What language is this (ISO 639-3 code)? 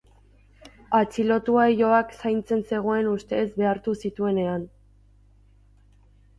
eus